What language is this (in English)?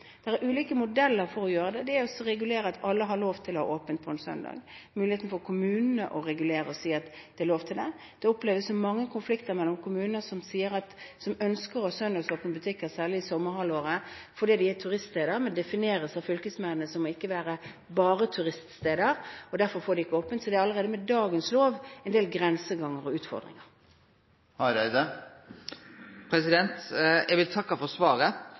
Norwegian